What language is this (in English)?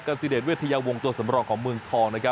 Thai